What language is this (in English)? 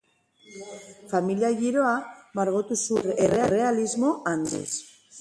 Basque